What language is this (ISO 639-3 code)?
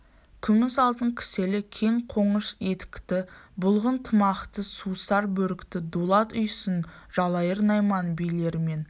kaz